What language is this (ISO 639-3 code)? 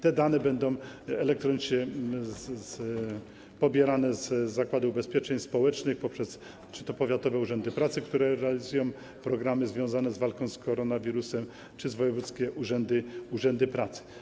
pol